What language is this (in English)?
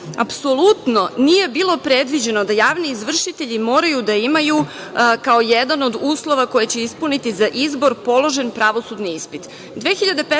Serbian